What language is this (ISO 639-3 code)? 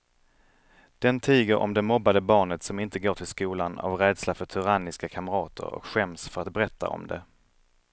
swe